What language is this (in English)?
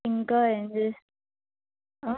Telugu